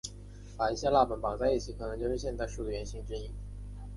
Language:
Chinese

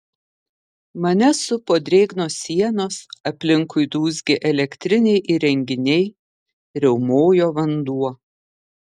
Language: Lithuanian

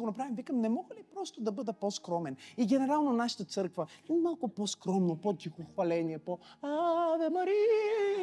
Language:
Bulgarian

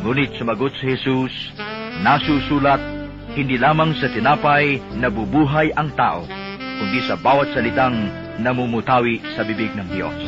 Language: Filipino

